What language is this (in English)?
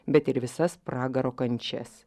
Lithuanian